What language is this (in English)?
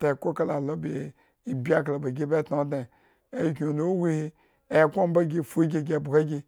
Eggon